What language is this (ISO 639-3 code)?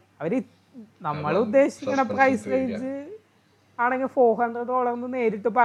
mal